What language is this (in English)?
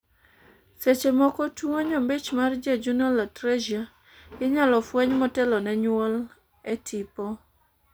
Luo (Kenya and Tanzania)